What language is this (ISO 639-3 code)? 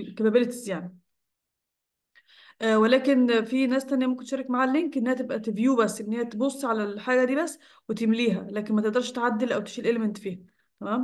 ara